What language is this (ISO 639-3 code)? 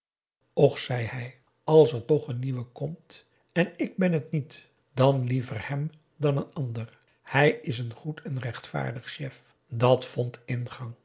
nld